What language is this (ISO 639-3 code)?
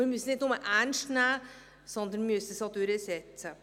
gsw